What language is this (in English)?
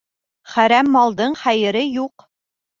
Bashkir